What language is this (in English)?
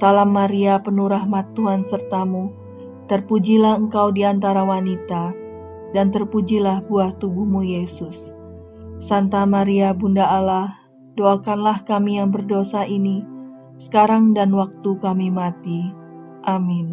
Indonesian